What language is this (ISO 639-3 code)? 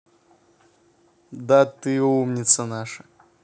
rus